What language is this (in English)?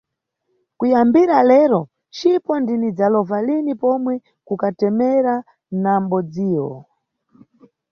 Nyungwe